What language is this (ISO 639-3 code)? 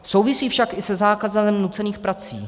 ces